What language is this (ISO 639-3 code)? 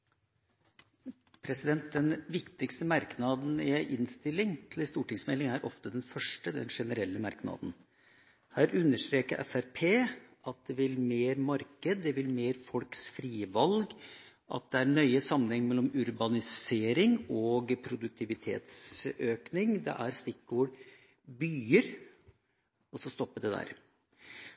nor